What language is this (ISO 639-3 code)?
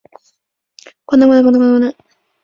zho